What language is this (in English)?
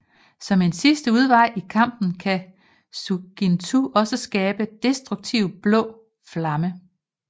Danish